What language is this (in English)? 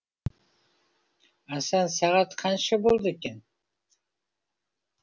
Kazakh